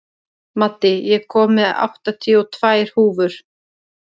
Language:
Icelandic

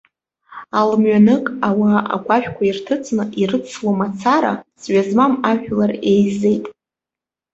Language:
Abkhazian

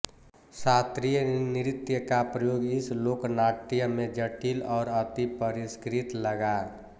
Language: Hindi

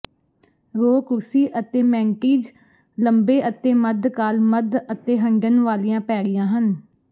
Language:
Punjabi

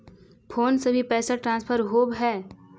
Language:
Magahi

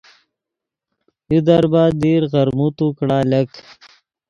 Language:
Yidgha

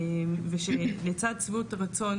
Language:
Hebrew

